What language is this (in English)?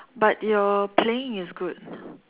English